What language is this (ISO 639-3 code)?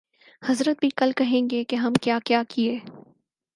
urd